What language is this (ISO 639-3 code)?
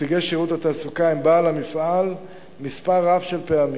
heb